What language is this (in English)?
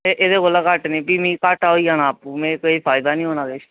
Dogri